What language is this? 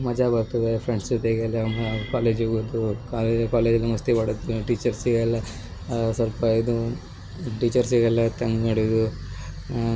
Kannada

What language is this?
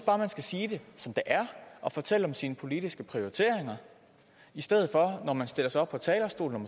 Danish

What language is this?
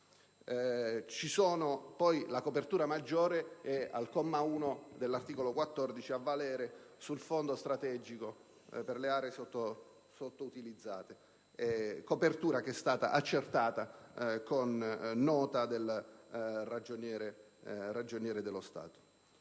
Italian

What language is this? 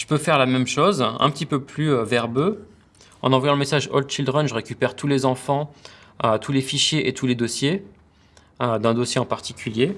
French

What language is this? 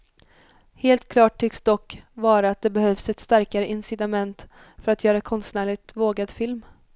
Swedish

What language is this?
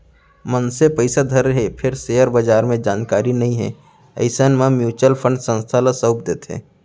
Chhattisgarhi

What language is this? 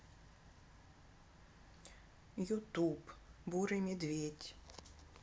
Russian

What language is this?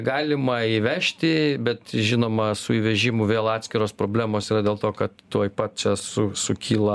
Lithuanian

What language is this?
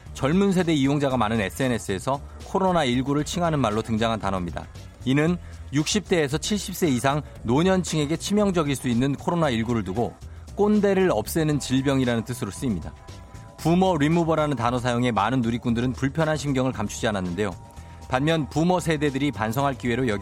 Korean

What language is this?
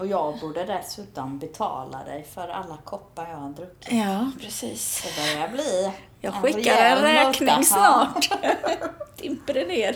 Swedish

